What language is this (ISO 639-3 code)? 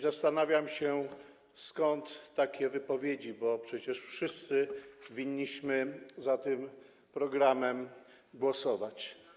pol